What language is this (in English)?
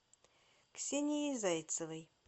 Russian